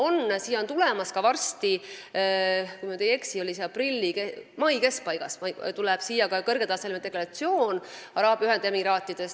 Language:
Estonian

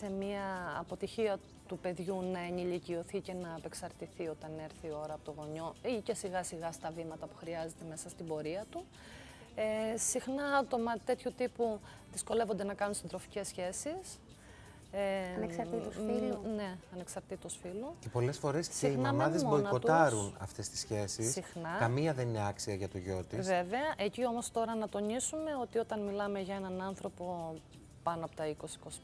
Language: Greek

